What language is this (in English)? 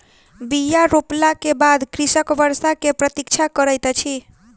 Maithili